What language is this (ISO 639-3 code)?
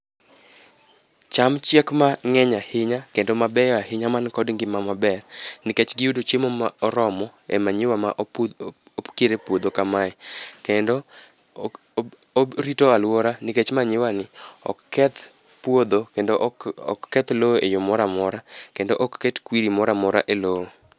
luo